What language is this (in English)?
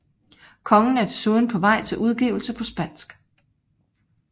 Danish